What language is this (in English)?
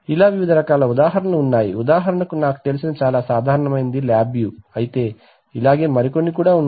Telugu